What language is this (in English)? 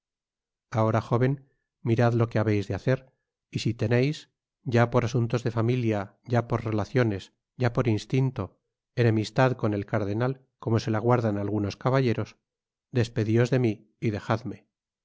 Spanish